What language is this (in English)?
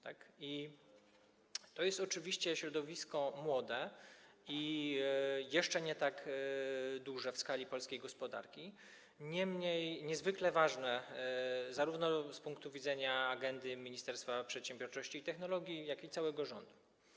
Polish